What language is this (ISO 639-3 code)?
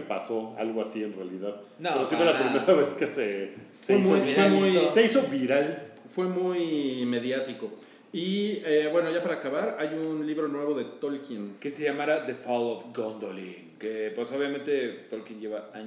spa